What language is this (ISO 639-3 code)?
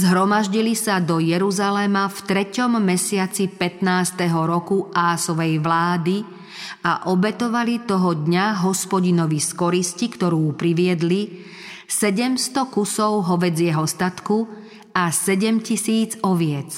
slk